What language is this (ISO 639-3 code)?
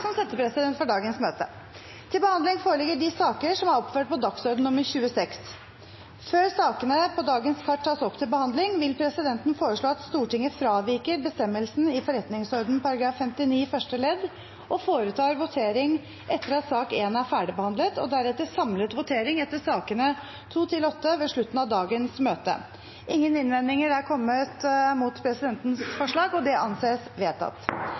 nob